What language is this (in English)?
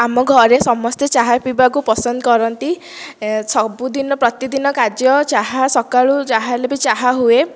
Odia